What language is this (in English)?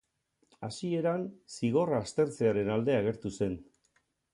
Basque